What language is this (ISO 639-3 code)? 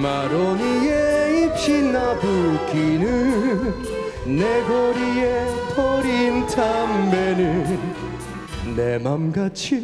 kor